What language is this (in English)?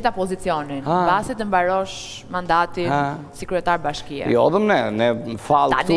Romanian